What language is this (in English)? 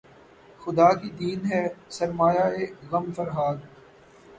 Urdu